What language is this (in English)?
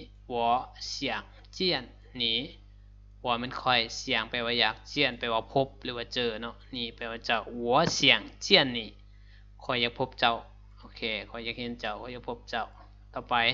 Thai